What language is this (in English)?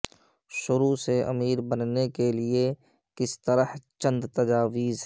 Urdu